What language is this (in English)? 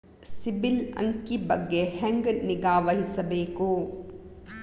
Kannada